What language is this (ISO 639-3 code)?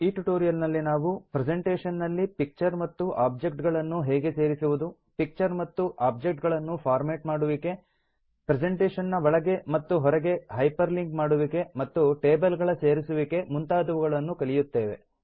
kan